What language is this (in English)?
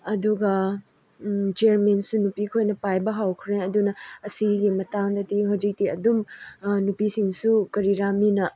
Manipuri